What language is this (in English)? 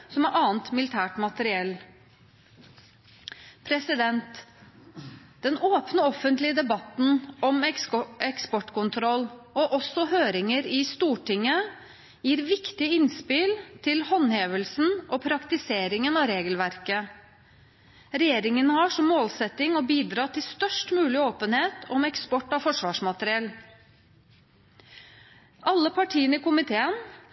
Norwegian Bokmål